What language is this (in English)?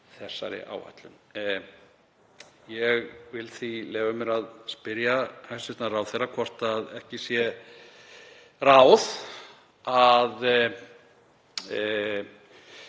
Icelandic